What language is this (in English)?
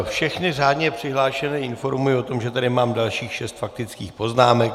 Czech